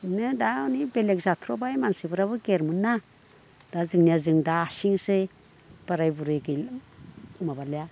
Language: Bodo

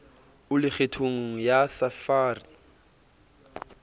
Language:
Southern Sotho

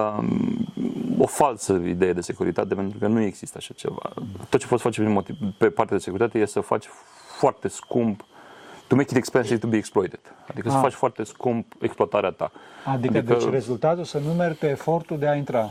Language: Romanian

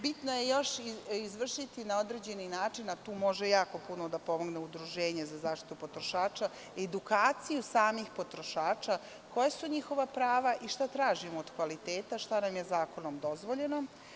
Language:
Serbian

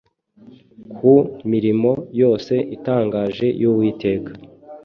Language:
Kinyarwanda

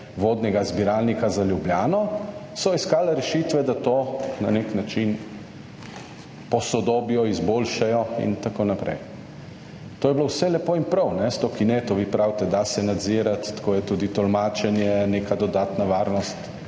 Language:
Slovenian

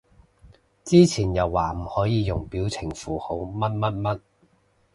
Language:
Cantonese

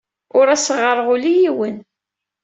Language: Kabyle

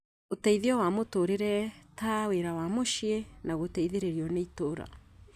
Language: Kikuyu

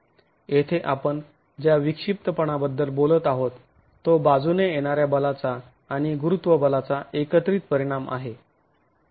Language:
Marathi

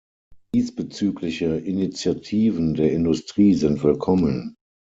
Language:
German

